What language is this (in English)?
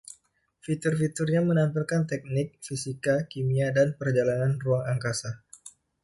Indonesian